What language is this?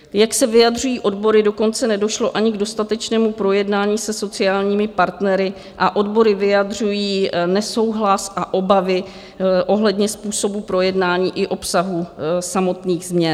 Czech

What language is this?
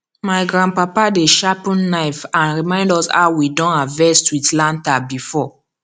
Nigerian Pidgin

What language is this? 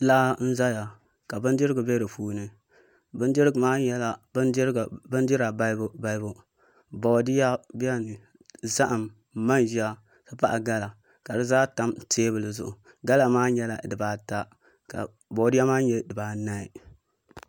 Dagbani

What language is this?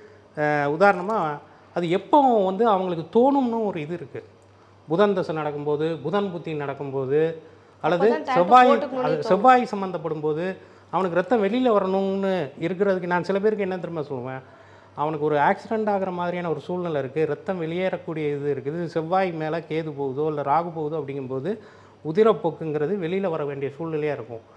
Arabic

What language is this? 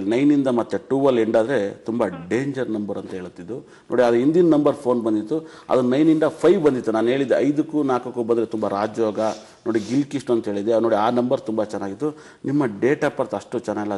Arabic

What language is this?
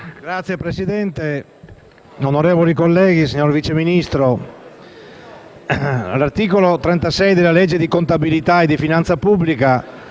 Italian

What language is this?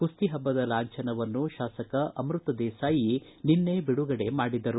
Kannada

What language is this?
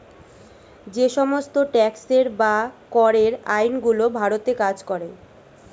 Bangla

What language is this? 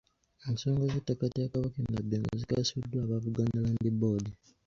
Ganda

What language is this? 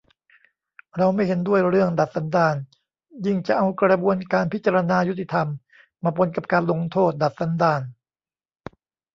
Thai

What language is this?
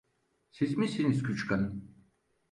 Turkish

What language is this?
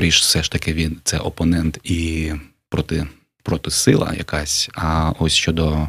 Ukrainian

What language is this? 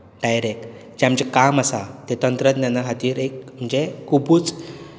Konkani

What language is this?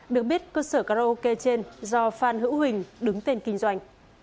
Vietnamese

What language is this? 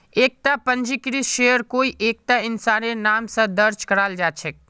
Magahi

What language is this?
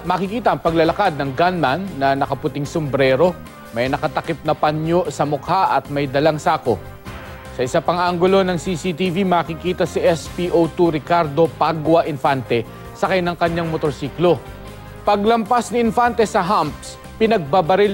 Filipino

